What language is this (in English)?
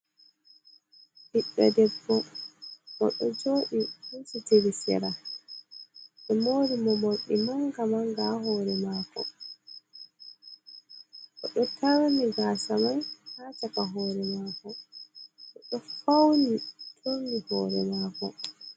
Fula